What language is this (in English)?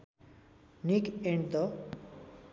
Nepali